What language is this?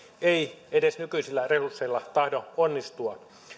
Finnish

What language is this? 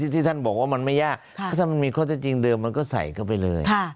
Thai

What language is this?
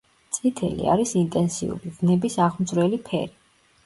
Georgian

